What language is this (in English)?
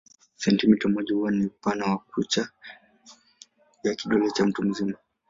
Swahili